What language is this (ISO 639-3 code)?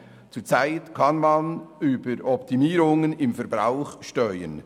gsw